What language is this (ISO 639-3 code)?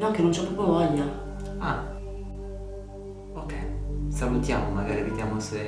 ita